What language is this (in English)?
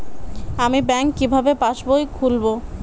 Bangla